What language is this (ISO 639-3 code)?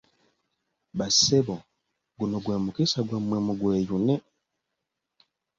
lug